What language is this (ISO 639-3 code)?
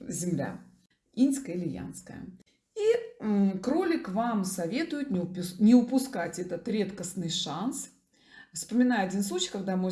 rus